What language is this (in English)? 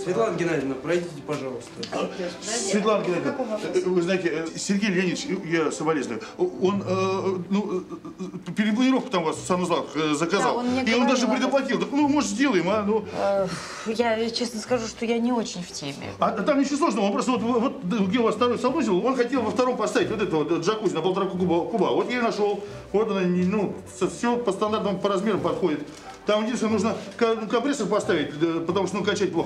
Russian